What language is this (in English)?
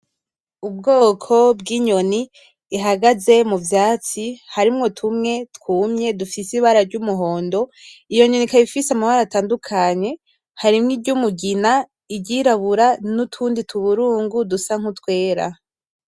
Rundi